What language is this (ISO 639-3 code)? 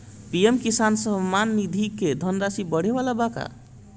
bho